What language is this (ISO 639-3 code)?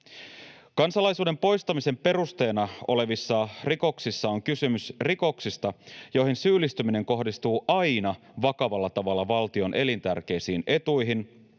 fin